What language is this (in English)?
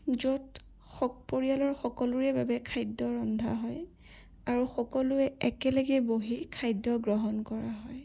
Assamese